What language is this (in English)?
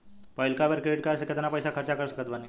Bhojpuri